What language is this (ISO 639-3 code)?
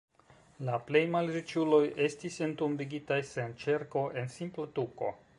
epo